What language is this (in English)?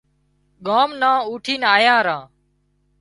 Wadiyara Koli